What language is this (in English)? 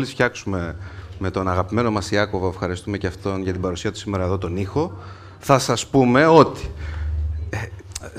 Greek